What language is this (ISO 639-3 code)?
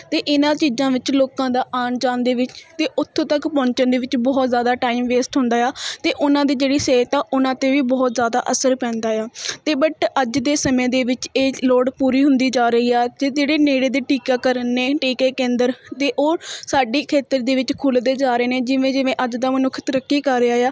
pan